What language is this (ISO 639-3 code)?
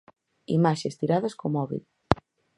glg